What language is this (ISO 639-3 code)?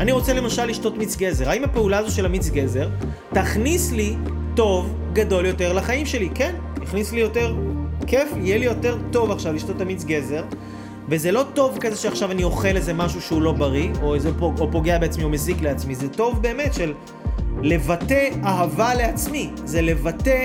heb